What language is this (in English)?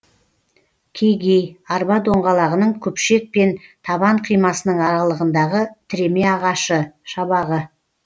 Kazakh